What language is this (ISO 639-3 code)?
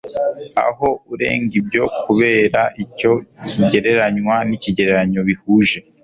kin